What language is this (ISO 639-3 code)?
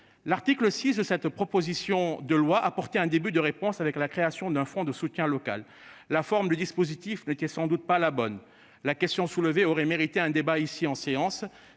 fra